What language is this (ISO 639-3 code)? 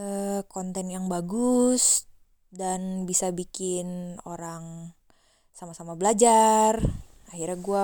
ind